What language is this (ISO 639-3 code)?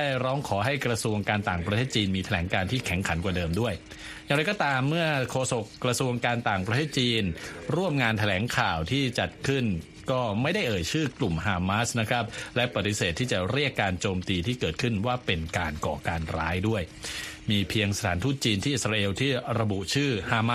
tha